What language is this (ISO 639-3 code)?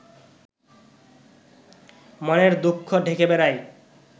ben